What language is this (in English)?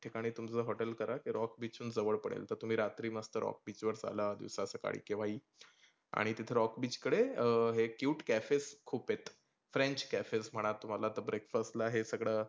Marathi